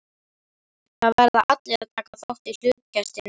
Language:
Icelandic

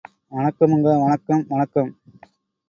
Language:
Tamil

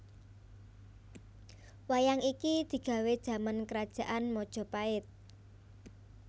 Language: Javanese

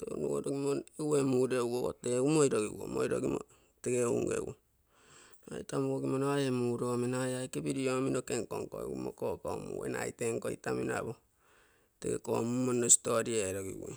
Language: Bondei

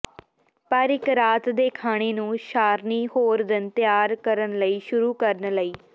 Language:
Punjabi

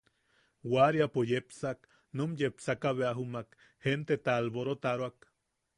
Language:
Yaqui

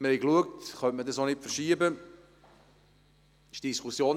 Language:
Swiss German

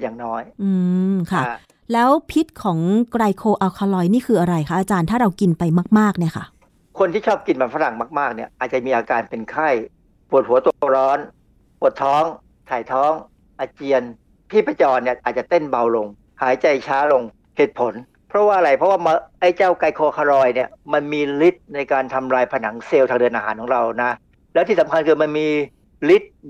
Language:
Thai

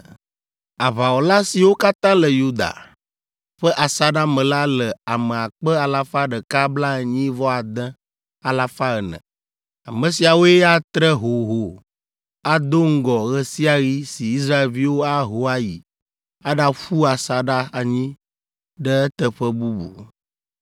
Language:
Ewe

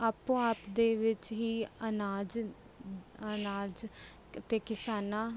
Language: Punjabi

